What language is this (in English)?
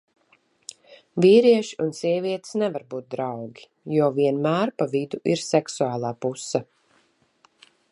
Latvian